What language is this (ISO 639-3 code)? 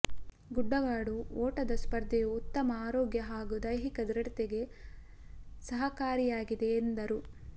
kan